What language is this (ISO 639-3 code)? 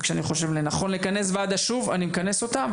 heb